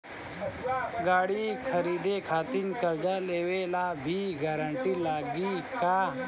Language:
Bhojpuri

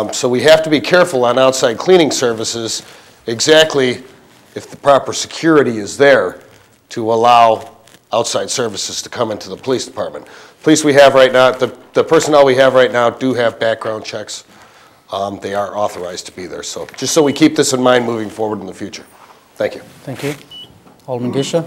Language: English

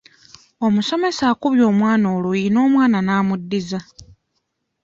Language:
Ganda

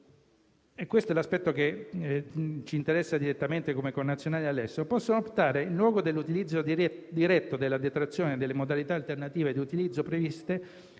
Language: Italian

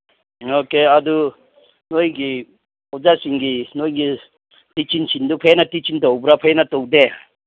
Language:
Manipuri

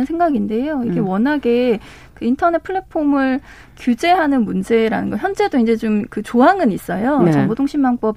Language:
Korean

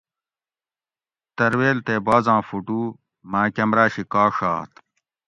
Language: Gawri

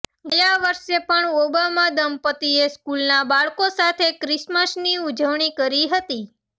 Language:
Gujarati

